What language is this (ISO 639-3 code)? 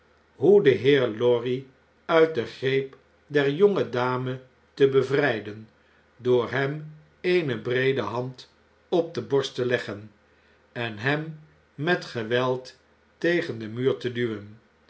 nld